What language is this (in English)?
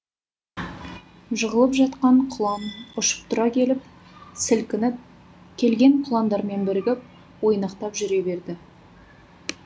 Kazakh